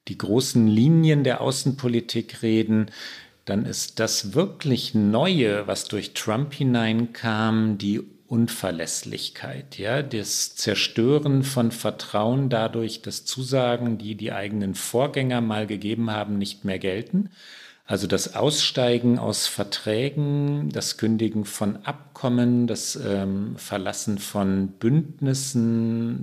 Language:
German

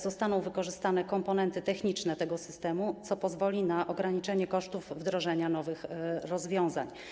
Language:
Polish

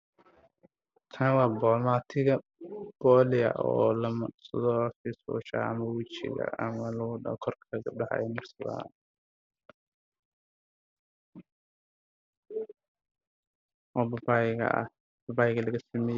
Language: Somali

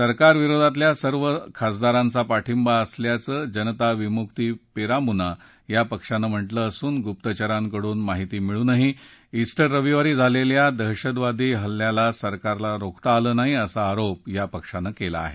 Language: Marathi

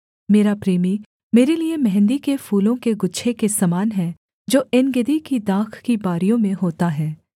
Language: Hindi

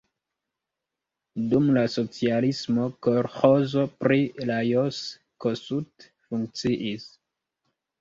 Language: Esperanto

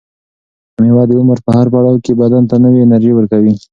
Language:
Pashto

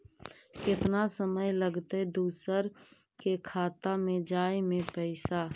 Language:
Magahi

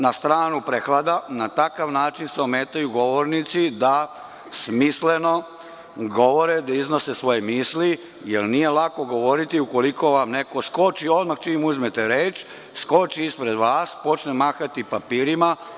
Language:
Serbian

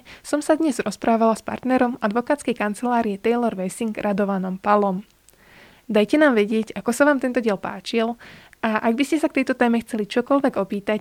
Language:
Slovak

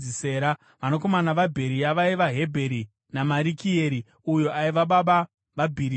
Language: Shona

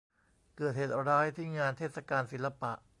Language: Thai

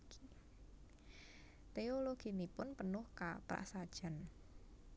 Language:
Javanese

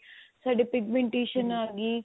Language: Punjabi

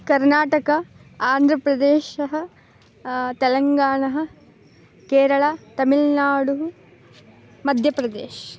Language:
Sanskrit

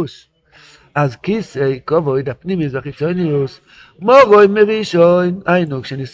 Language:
Hebrew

